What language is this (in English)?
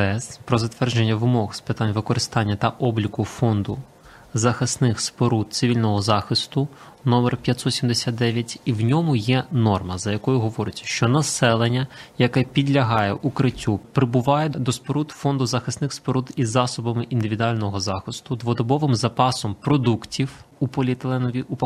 Ukrainian